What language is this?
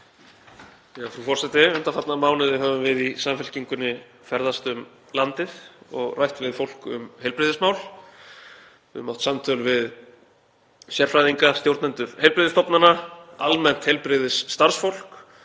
Icelandic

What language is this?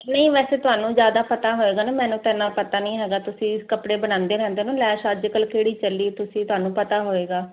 Punjabi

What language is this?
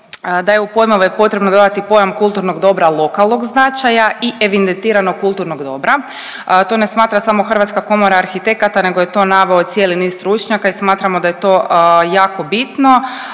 Croatian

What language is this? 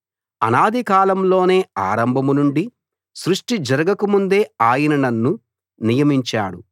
Telugu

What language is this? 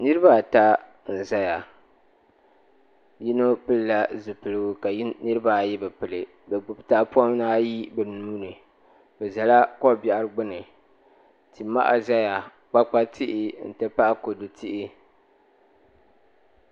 Dagbani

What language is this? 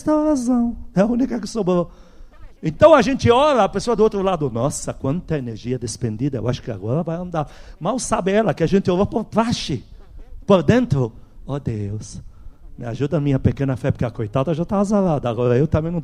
Portuguese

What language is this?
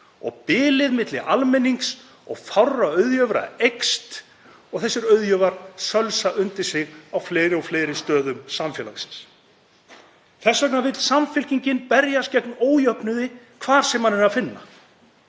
Icelandic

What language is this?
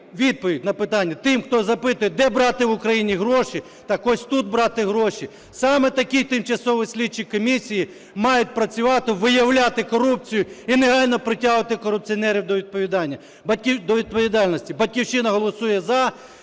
Ukrainian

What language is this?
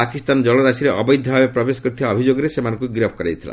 Odia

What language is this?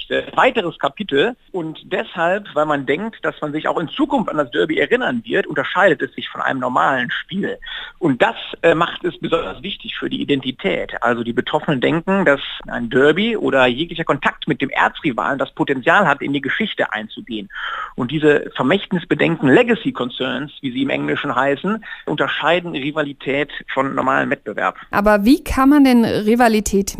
German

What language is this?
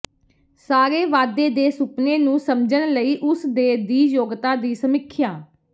Punjabi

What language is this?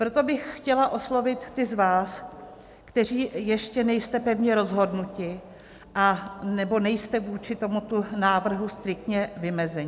Czech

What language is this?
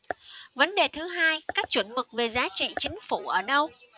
Vietnamese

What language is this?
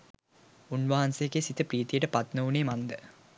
Sinhala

